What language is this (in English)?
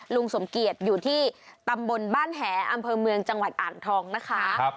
Thai